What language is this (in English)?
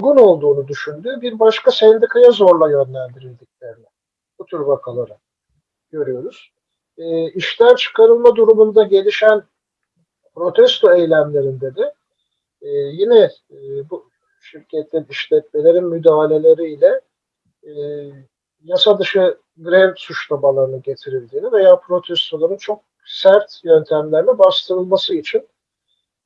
Turkish